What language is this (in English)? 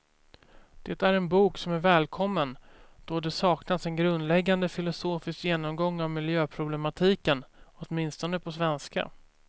Swedish